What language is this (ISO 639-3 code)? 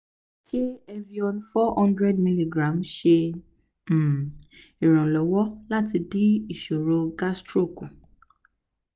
yor